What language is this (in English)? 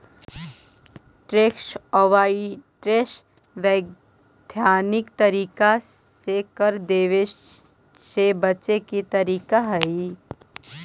Magahi